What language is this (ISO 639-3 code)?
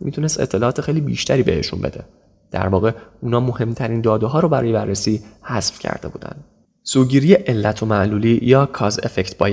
fas